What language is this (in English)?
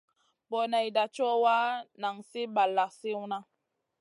Masana